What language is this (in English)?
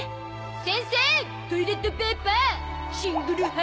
Japanese